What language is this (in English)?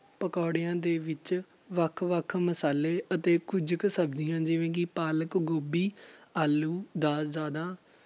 Punjabi